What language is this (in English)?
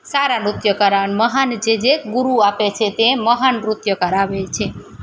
Gujarati